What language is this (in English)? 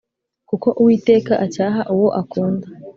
Kinyarwanda